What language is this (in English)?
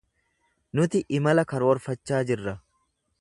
Oromo